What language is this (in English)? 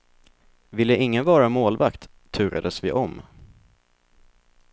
Swedish